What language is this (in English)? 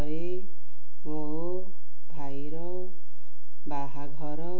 Odia